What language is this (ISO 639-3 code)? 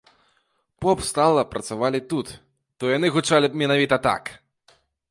bel